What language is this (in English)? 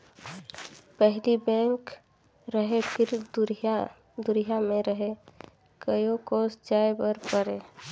Chhattisgarhi